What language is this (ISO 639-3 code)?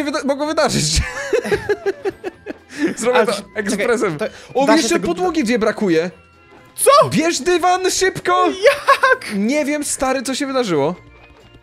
pol